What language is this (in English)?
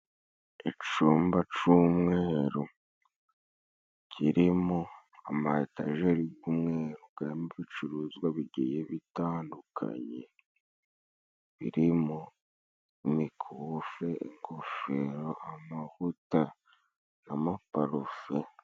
Kinyarwanda